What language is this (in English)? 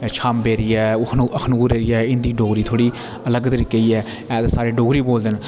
Dogri